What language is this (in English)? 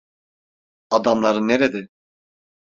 Turkish